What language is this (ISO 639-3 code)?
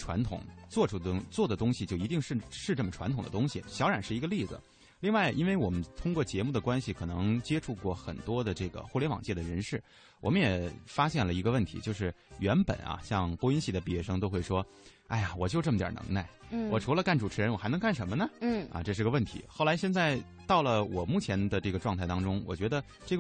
zho